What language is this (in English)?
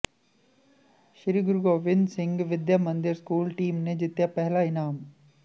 Punjabi